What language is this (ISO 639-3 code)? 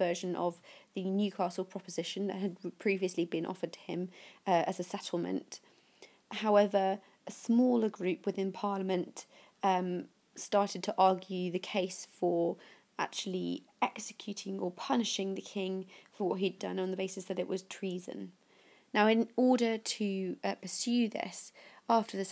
eng